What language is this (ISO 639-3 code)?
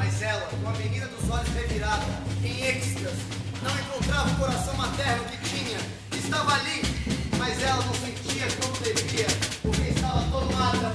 por